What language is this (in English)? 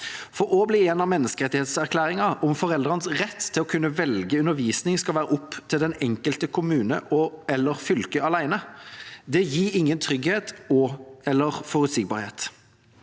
Norwegian